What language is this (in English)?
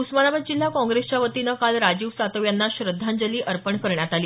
Marathi